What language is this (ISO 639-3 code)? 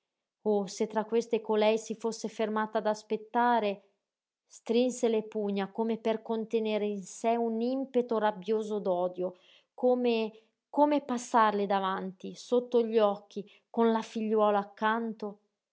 ita